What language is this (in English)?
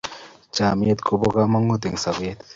Kalenjin